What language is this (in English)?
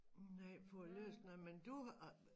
Danish